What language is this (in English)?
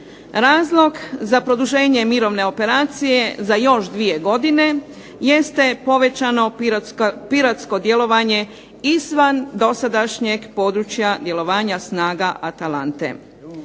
Croatian